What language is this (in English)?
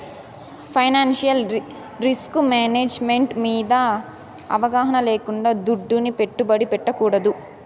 Telugu